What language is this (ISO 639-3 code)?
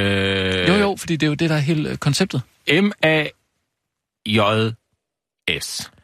dan